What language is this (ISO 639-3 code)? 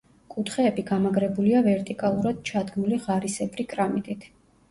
kat